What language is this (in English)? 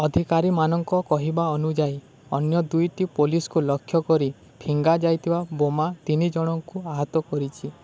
Odia